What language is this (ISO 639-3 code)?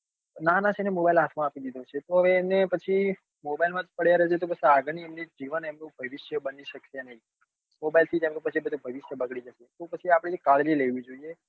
guj